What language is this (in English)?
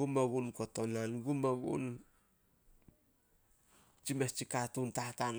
Solos